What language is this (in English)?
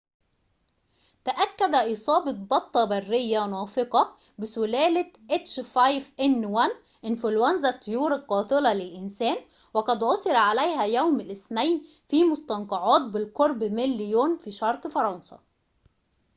Arabic